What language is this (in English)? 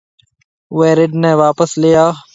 Marwari (Pakistan)